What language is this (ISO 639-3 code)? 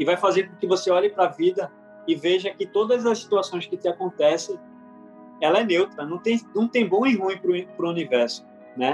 por